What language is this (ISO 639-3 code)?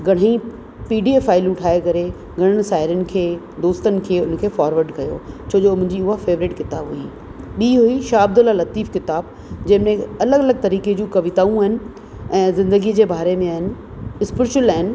snd